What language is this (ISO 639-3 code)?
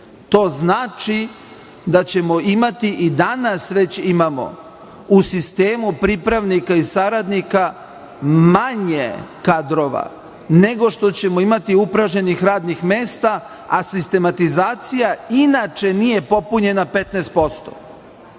srp